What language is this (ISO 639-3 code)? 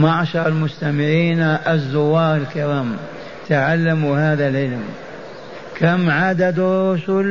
ara